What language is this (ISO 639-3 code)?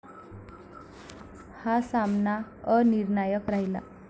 mar